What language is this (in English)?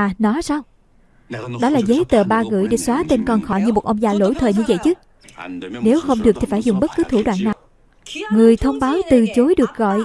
Vietnamese